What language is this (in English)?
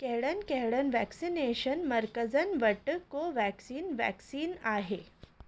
Sindhi